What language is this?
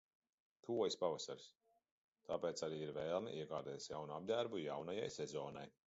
Latvian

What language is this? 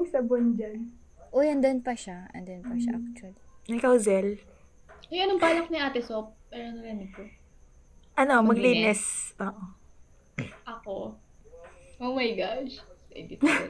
Filipino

